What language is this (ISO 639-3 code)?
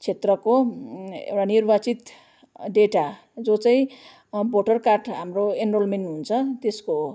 nep